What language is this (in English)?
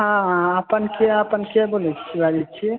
Maithili